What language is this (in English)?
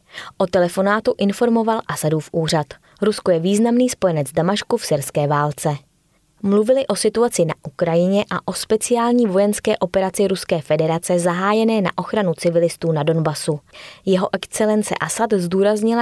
Czech